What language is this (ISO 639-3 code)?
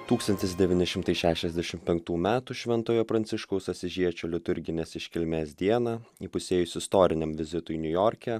lit